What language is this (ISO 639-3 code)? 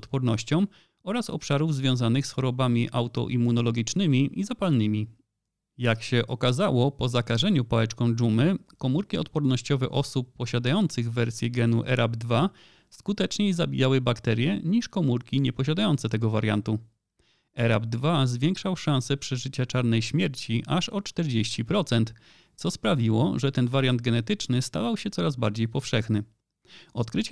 pol